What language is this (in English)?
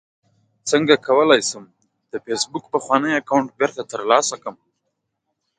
Pashto